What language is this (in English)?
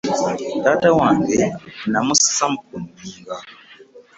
Ganda